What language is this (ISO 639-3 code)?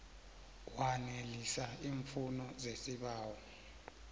nbl